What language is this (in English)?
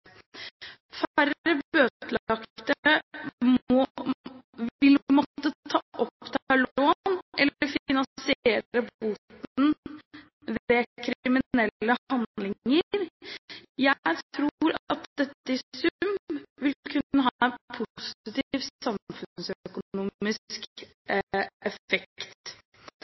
Norwegian Bokmål